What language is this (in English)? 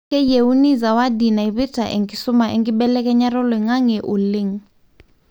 Masai